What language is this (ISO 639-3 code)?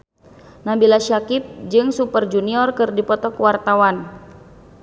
sun